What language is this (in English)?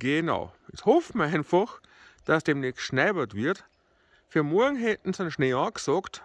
German